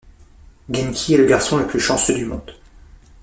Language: French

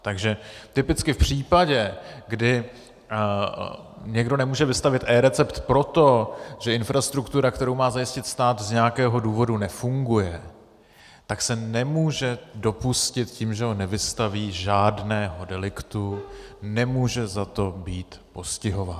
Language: Czech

